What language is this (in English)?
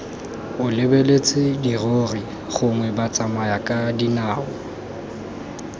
Tswana